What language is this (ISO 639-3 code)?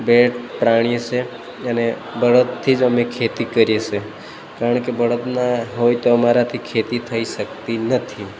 guj